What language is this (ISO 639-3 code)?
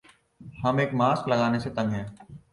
urd